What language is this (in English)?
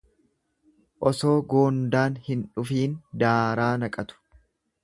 Oromo